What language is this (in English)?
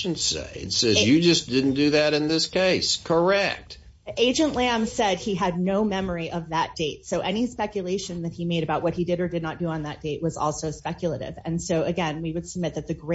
English